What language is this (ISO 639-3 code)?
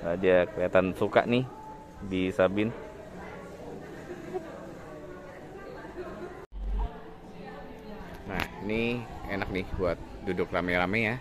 ind